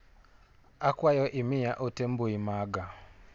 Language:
Luo (Kenya and Tanzania)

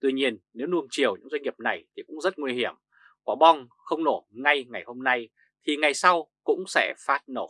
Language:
Vietnamese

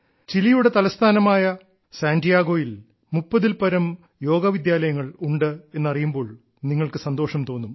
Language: Malayalam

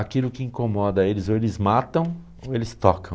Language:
Portuguese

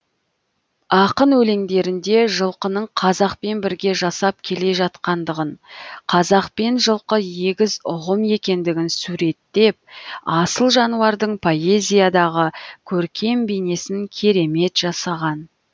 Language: Kazakh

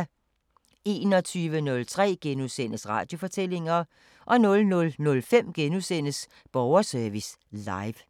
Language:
Danish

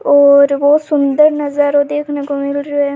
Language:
Rajasthani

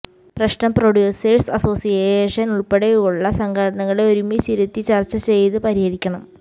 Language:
Malayalam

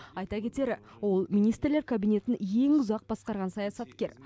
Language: Kazakh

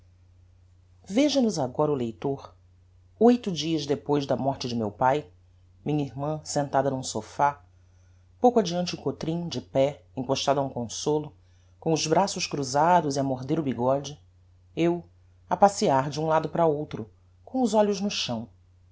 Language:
Portuguese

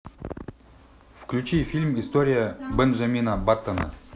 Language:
Russian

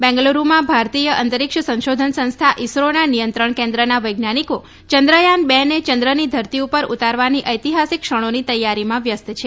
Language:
Gujarati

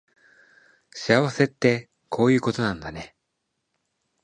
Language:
Japanese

